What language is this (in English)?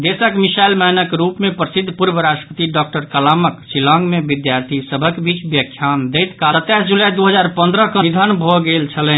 Maithili